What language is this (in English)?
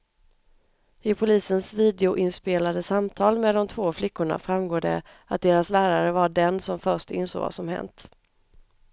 Swedish